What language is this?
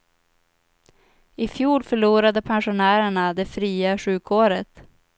Swedish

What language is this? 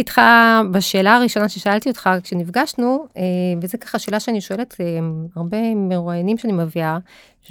Hebrew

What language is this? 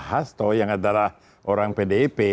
Indonesian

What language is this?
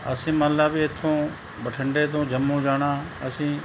Punjabi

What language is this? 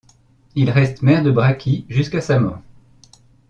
French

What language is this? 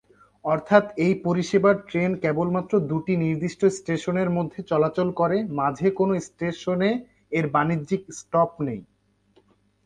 Bangla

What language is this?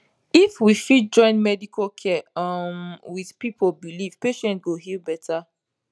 Nigerian Pidgin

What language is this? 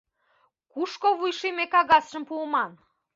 Mari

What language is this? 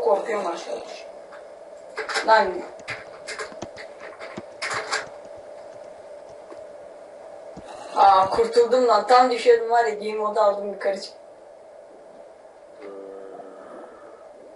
Turkish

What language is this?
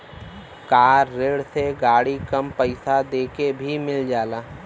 Bhojpuri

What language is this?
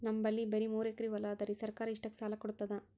Kannada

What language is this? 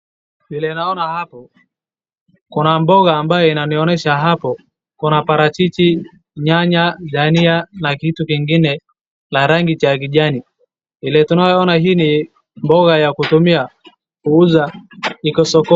Swahili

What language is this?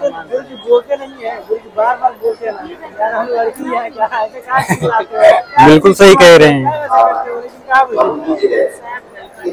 Hindi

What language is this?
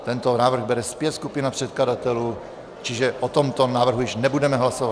Czech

